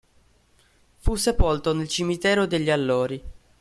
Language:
Italian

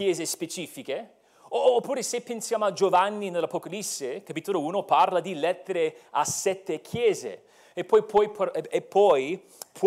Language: Italian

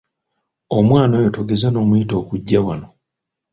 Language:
Ganda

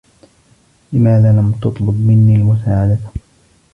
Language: Arabic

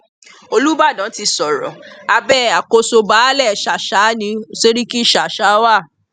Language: Yoruba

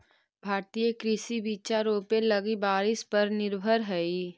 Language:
Magahi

